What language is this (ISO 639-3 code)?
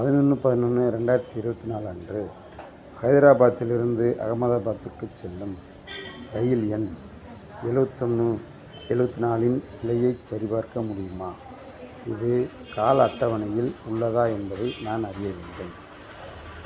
tam